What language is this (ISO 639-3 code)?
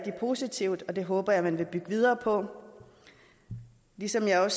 dan